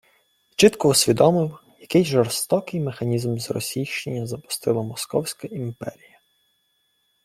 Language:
Ukrainian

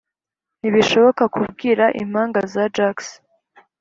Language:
Kinyarwanda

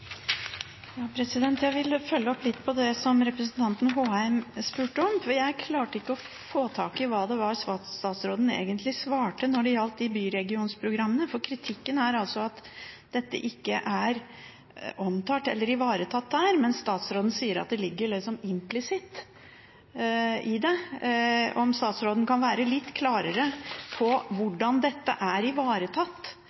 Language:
Norwegian Bokmål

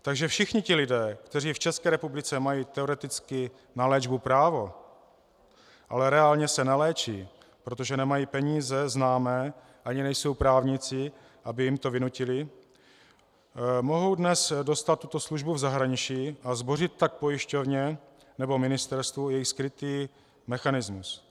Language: Czech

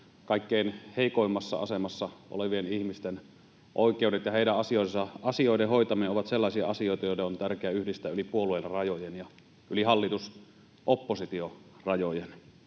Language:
Finnish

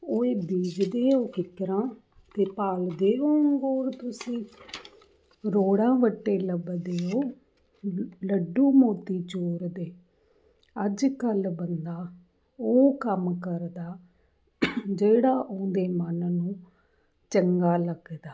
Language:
Punjabi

